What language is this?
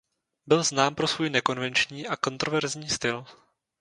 Czech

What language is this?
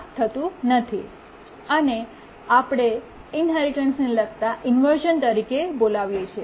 Gujarati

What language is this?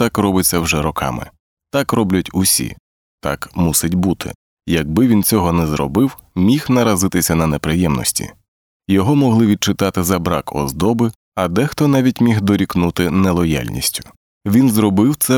Ukrainian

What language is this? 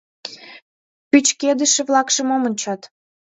Mari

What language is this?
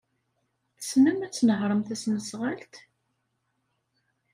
Kabyle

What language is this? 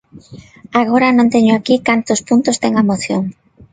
Galician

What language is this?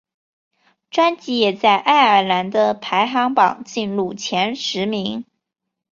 Chinese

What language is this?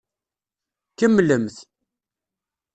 Kabyle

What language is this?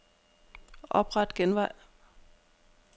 Danish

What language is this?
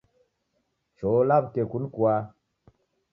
Taita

